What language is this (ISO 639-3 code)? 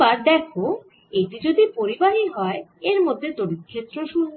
ben